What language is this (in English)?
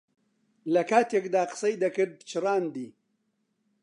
Central Kurdish